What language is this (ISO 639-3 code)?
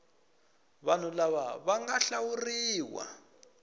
tso